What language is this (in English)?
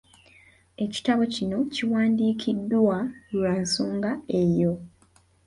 Ganda